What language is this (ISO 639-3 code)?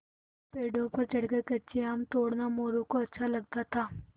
hin